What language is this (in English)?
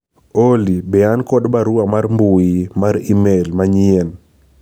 Luo (Kenya and Tanzania)